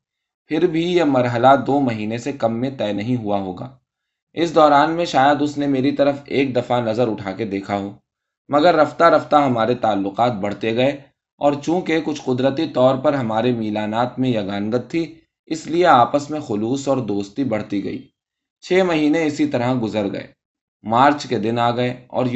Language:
Urdu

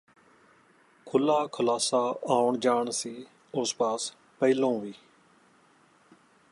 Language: Punjabi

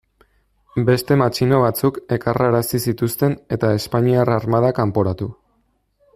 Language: Basque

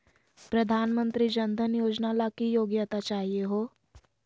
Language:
Magahi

